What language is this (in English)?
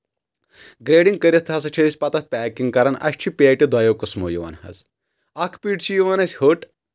Kashmiri